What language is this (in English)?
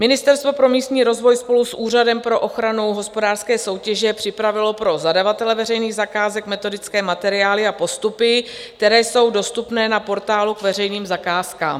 Czech